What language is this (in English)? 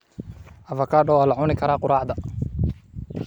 Somali